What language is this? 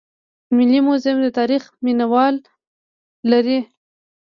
Pashto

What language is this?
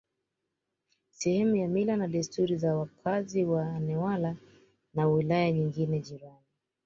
Swahili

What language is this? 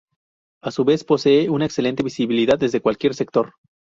Spanish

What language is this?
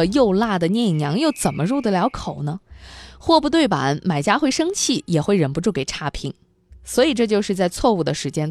Chinese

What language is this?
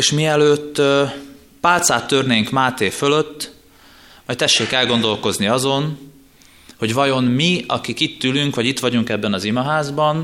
Hungarian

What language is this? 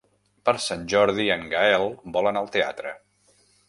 Catalan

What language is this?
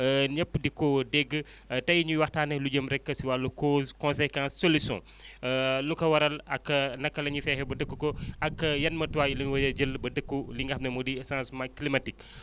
Wolof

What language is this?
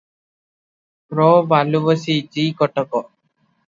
Odia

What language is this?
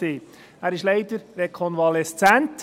Swiss German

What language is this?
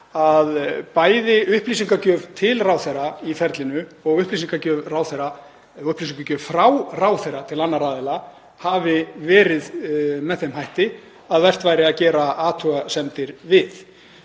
Icelandic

